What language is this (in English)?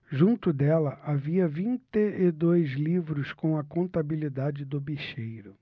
Portuguese